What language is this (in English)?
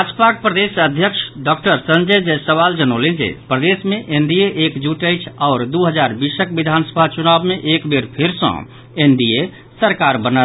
Maithili